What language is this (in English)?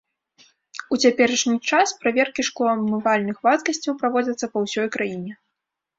Belarusian